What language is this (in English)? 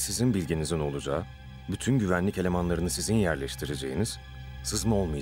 Turkish